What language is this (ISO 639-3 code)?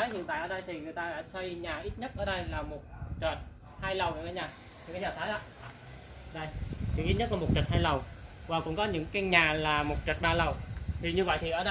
vie